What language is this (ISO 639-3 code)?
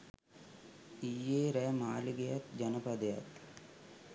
sin